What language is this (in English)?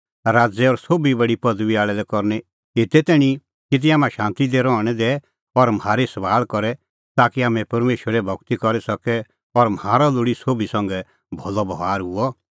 Kullu Pahari